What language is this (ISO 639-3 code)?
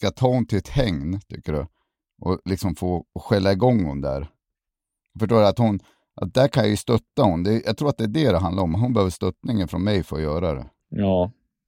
swe